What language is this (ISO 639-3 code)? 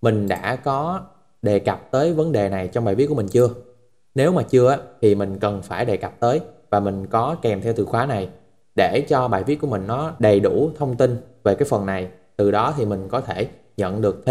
vie